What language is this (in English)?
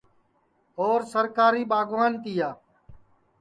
Sansi